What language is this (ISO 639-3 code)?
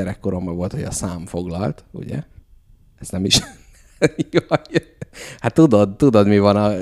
hun